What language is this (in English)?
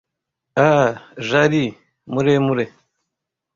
Kinyarwanda